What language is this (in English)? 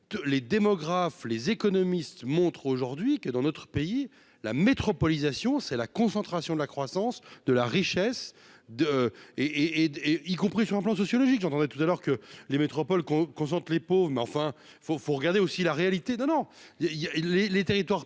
French